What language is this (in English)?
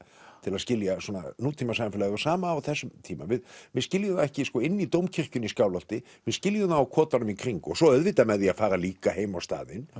Icelandic